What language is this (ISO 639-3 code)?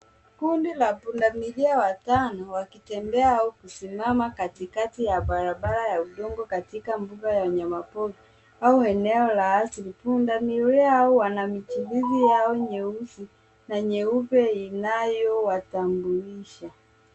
swa